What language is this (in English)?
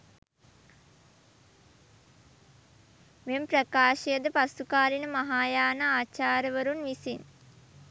Sinhala